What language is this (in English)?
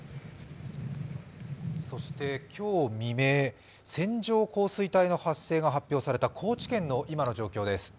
Japanese